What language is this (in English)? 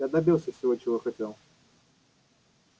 Russian